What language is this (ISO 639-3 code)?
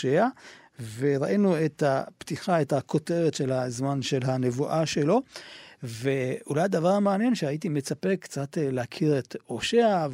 heb